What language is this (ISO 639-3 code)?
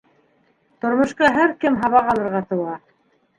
bak